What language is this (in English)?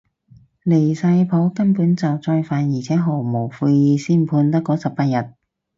Cantonese